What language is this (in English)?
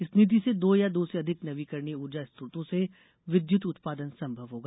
Hindi